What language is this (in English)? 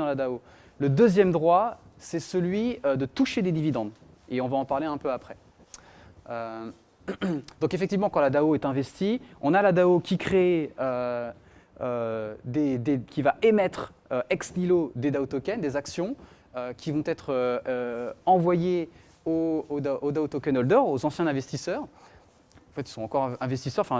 French